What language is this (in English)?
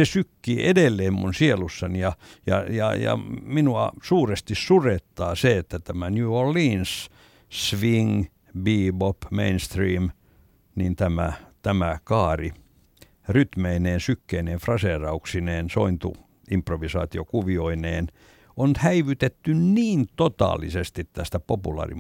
Finnish